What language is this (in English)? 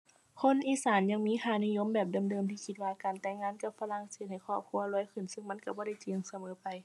Thai